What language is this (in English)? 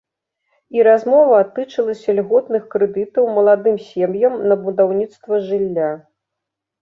Belarusian